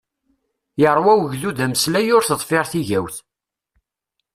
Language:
Kabyle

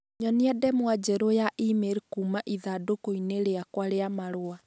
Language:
Kikuyu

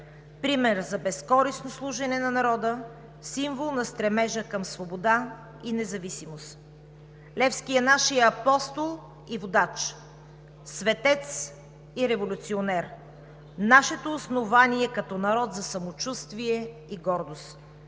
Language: Bulgarian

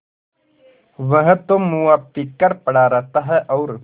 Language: Hindi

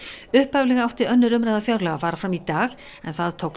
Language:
Icelandic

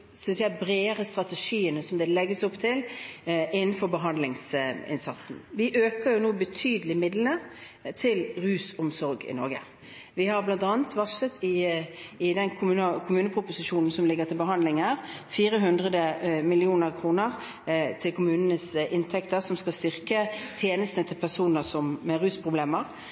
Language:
Norwegian Bokmål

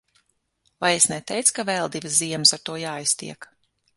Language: Latvian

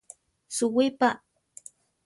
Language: Central Tarahumara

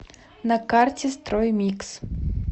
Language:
Russian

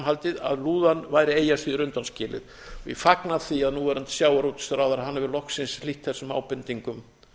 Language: Icelandic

